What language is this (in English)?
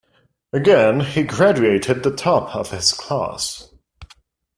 English